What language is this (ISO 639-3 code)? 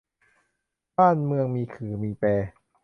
tha